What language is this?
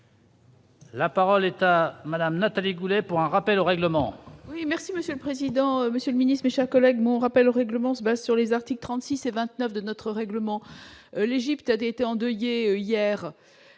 French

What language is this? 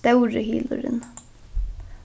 Faroese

